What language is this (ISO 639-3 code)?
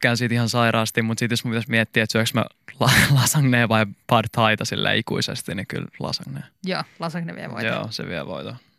fin